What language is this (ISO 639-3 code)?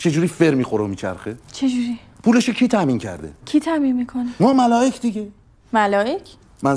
fas